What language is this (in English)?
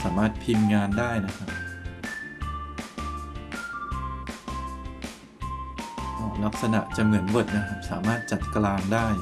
Thai